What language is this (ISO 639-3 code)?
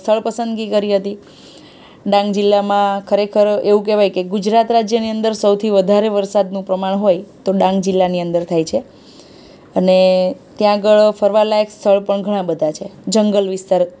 guj